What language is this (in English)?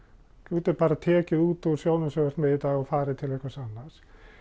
Icelandic